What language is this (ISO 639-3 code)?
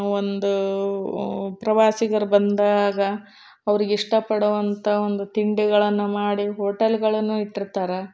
kan